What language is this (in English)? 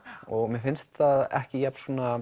Icelandic